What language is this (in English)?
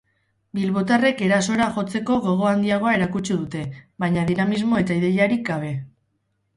Basque